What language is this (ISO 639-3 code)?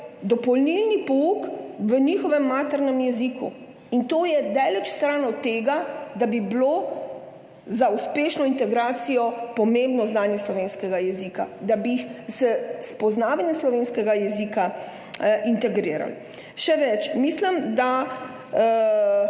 slv